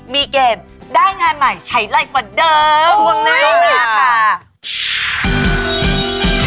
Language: Thai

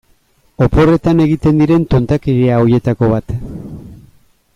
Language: Basque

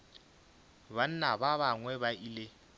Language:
Northern Sotho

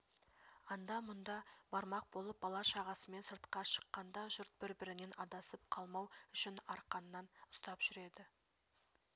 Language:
Kazakh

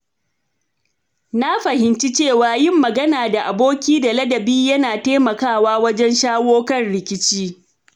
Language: Hausa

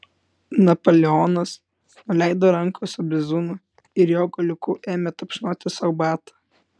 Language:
Lithuanian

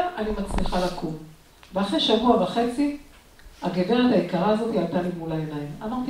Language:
Hebrew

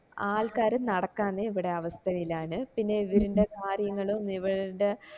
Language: Malayalam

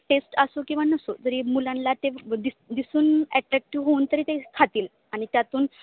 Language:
Marathi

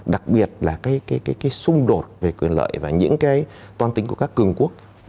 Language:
Vietnamese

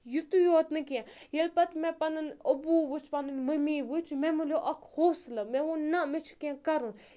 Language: Kashmiri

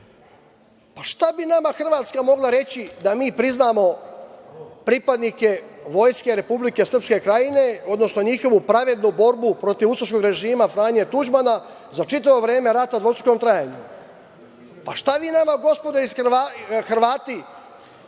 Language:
Serbian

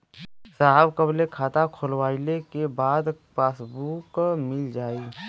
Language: Bhojpuri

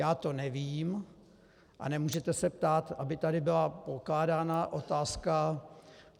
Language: Czech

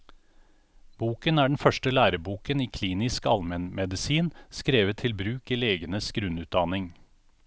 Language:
Norwegian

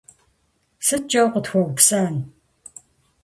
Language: Kabardian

